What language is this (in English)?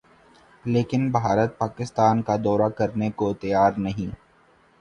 Urdu